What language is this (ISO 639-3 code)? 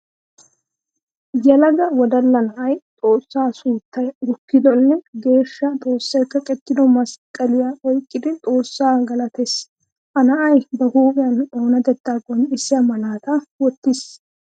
wal